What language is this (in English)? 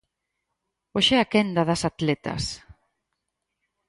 Galician